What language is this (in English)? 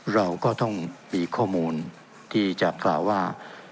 Thai